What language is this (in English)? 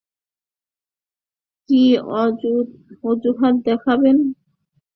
Bangla